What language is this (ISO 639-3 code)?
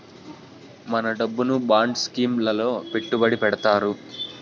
tel